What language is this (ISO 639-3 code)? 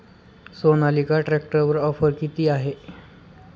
mar